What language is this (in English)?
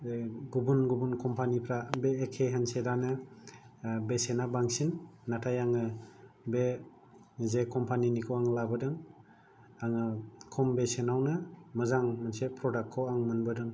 Bodo